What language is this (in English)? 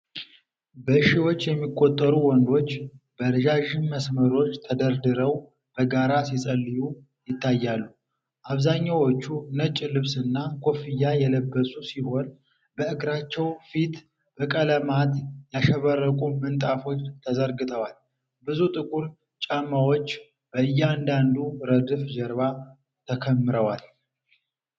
Amharic